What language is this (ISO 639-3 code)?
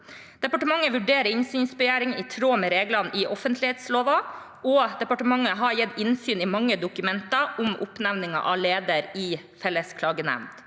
nor